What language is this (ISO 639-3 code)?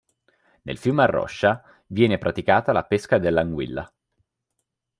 ita